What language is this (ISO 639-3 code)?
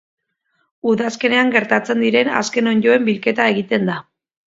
eus